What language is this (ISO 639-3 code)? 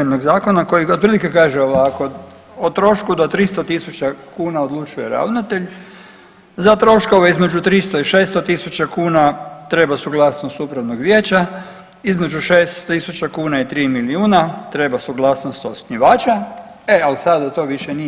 hrv